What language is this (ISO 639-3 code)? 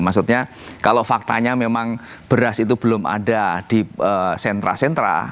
ind